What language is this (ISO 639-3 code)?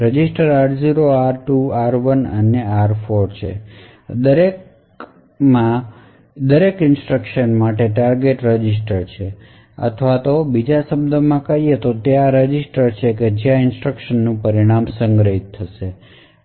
guj